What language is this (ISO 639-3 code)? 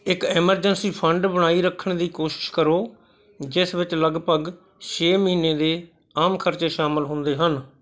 pan